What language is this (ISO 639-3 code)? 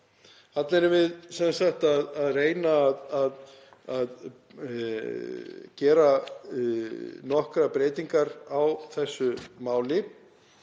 isl